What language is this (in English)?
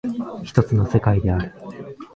Japanese